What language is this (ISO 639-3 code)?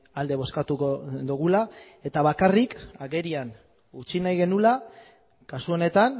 eus